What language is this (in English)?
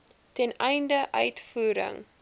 Afrikaans